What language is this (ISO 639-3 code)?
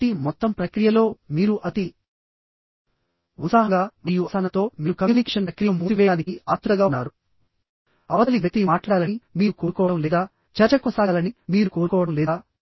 tel